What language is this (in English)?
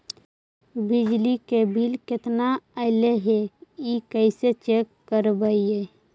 Magahi